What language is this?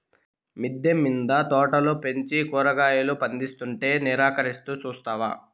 Telugu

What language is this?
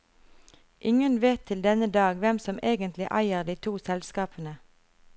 Norwegian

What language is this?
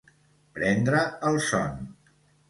Catalan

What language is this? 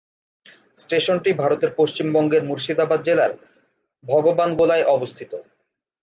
Bangla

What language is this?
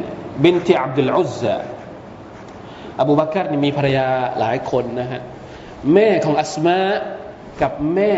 Thai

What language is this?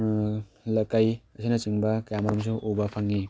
Manipuri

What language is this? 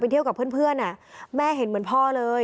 Thai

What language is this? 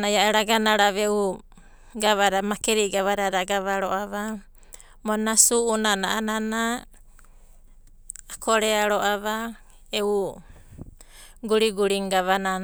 Abadi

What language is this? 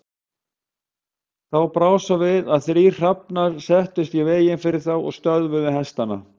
Icelandic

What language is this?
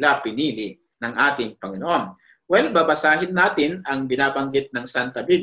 Filipino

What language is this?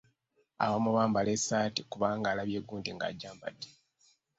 Ganda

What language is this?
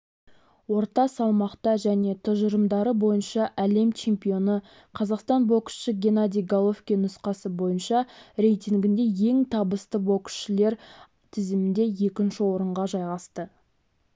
Kazakh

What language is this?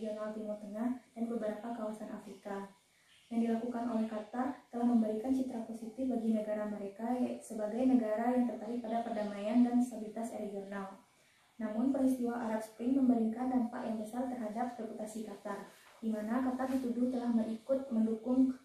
Indonesian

